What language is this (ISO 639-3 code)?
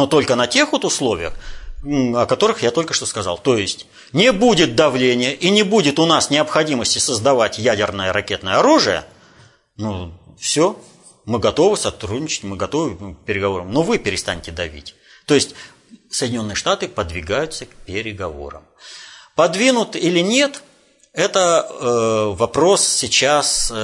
rus